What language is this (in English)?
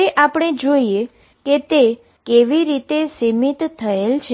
Gujarati